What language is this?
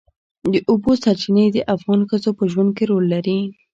Pashto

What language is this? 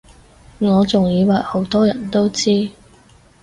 Cantonese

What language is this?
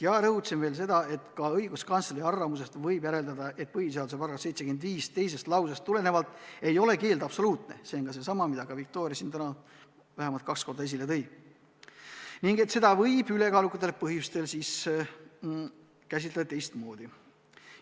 Estonian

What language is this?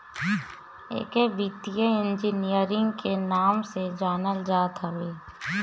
Bhojpuri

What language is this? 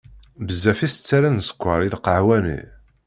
Kabyle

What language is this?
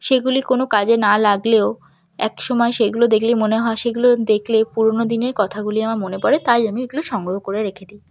Bangla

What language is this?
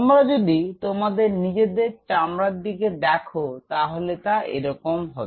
Bangla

